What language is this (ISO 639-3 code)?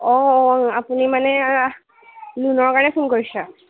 asm